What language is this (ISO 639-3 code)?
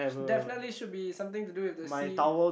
eng